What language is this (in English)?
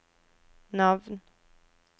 Norwegian